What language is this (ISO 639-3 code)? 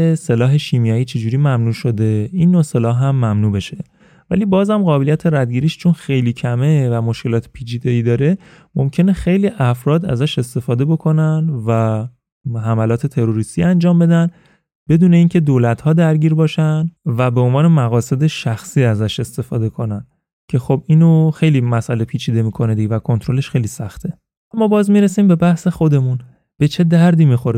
fas